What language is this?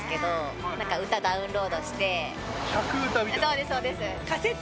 Japanese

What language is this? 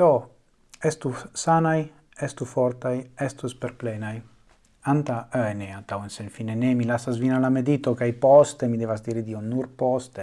Italian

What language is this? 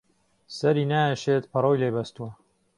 Central Kurdish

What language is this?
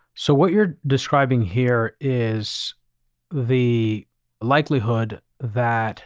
English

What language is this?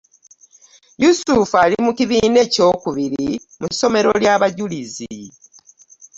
Ganda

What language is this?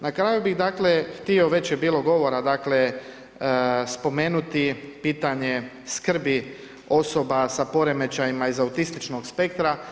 Croatian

